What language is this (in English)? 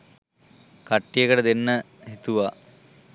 Sinhala